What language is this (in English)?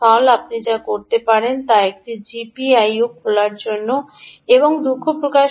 Bangla